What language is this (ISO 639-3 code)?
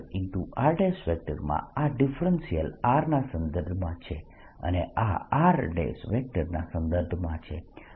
guj